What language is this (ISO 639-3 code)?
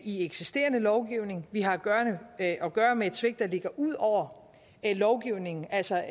dan